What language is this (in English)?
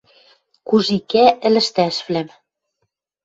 Western Mari